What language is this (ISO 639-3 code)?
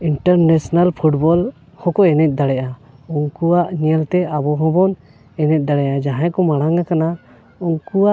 sat